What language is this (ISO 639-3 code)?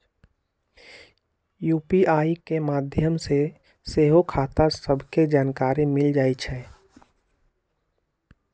mag